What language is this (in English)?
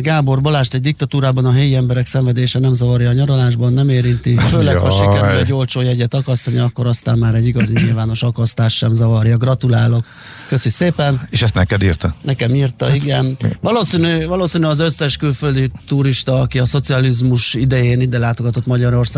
Hungarian